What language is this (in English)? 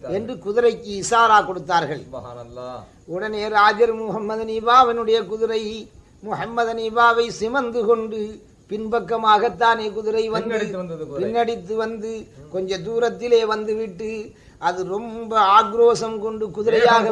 Tamil